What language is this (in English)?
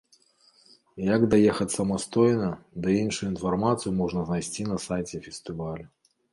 Belarusian